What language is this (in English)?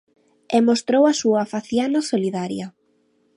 Galician